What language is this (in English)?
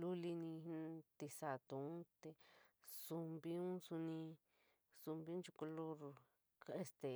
San Miguel El Grande Mixtec